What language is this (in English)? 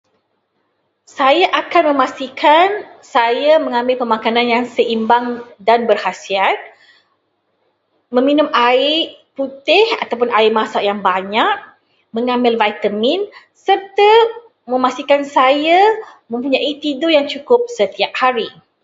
Malay